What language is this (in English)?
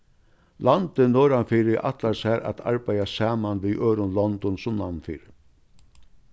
Faroese